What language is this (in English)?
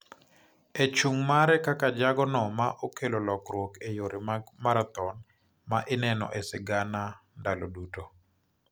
Luo (Kenya and Tanzania)